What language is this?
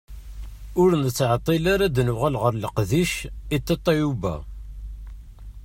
Kabyle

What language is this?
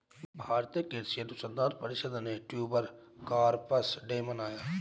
Hindi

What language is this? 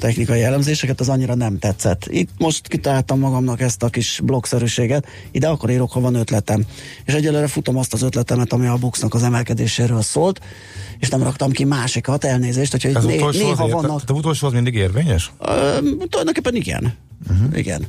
Hungarian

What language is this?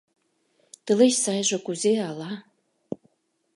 Mari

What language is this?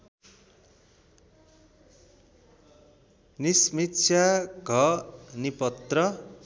Nepali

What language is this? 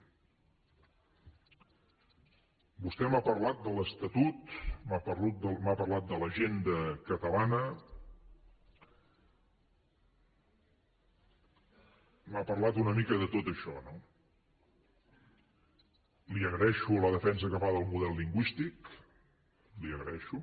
Catalan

